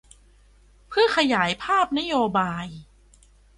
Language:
Thai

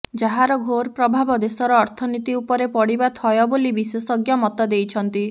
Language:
Odia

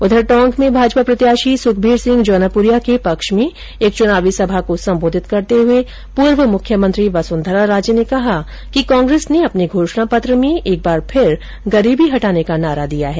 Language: Hindi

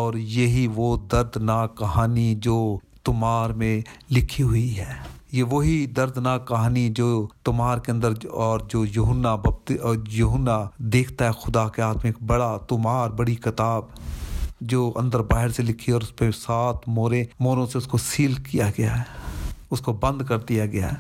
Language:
Urdu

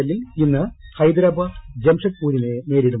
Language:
Malayalam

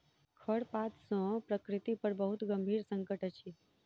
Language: Maithili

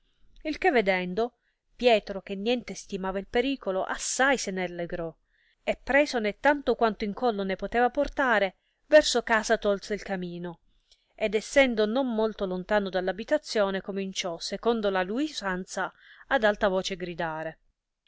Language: Italian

